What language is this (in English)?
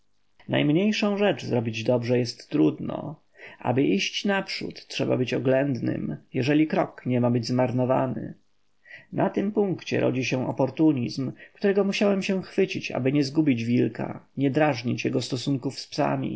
Polish